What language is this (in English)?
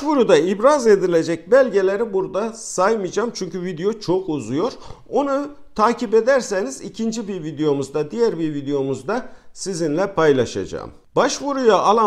Turkish